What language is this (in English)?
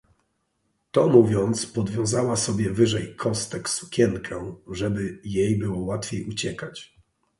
Polish